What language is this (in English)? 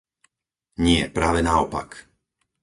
Slovak